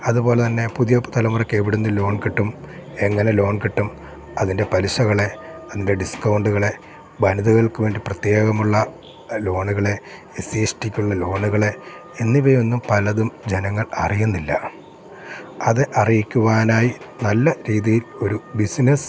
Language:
Malayalam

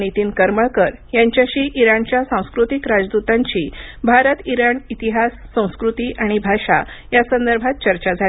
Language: Marathi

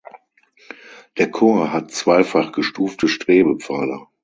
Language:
German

